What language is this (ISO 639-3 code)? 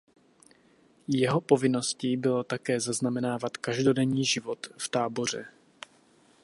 ces